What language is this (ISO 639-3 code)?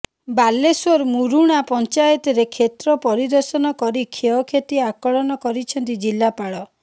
ori